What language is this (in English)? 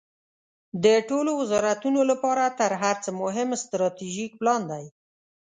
Pashto